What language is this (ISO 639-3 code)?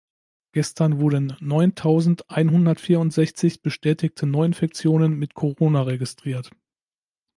deu